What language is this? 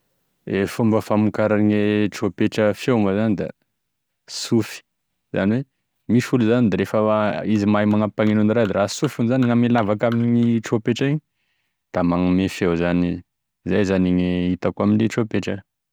Tesaka Malagasy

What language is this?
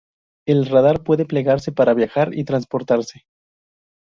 Spanish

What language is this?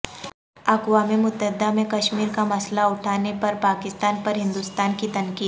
Urdu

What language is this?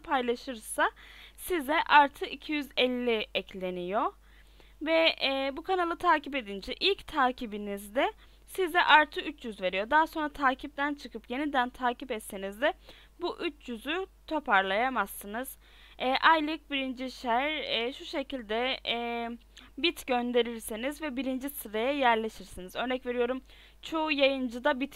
Turkish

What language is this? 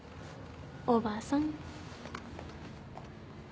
Japanese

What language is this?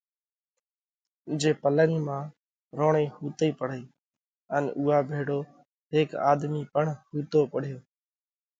Parkari Koli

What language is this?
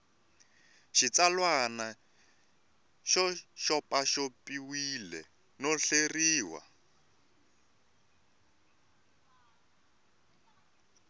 Tsonga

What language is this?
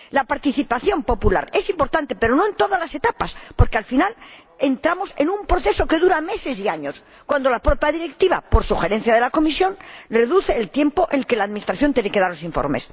Spanish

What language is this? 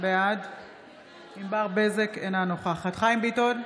Hebrew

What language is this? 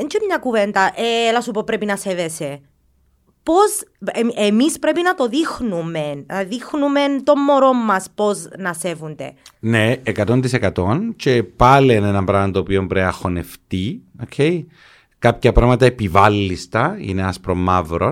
Greek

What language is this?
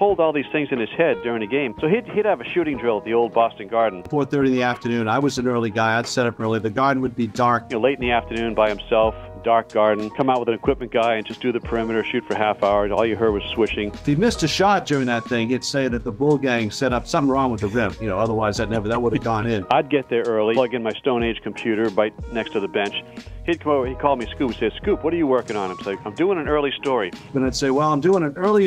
English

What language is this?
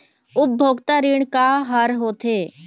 Chhattisgarhi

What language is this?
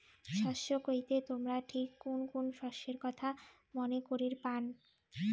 Bangla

